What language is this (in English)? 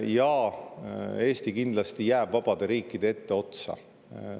Estonian